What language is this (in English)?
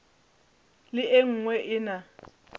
Northern Sotho